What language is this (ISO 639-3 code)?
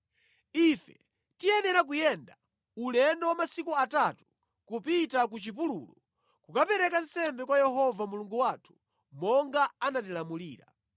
nya